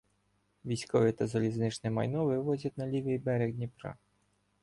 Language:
Ukrainian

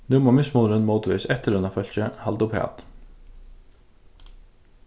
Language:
Faroese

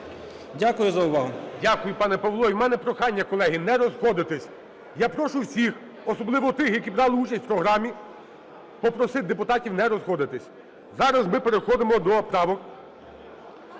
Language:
Ukrainian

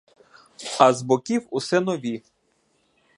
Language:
Ukrainian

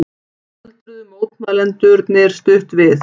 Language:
Icelandic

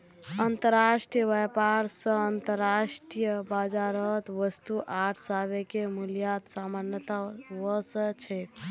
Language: Magahi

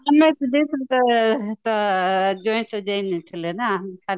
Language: Odia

